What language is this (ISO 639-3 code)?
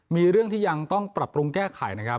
tha